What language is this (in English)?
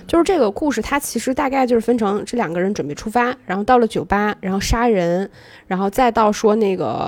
Chinese